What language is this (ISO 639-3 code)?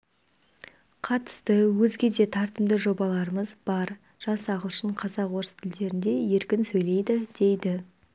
kaz